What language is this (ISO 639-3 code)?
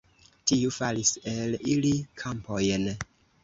epo